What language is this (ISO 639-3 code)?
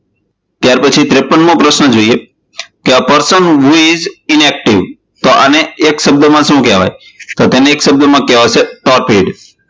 guj